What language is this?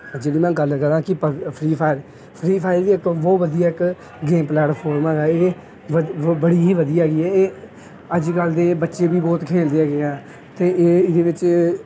Punjabi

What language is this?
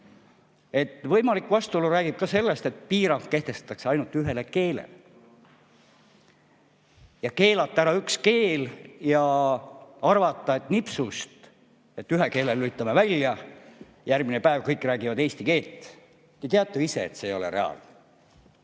Estonian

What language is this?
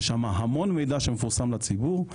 Hebrew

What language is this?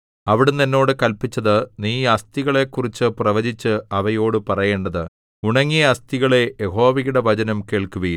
Malayalam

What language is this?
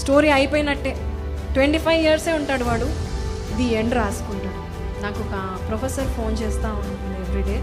Telugu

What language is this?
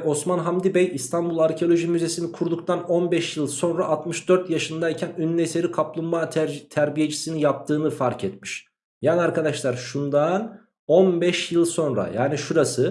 Turkish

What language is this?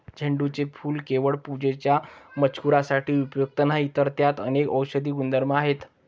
Marathi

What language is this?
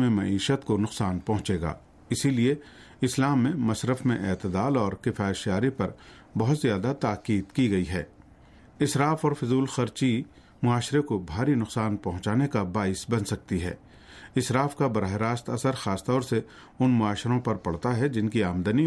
Urdu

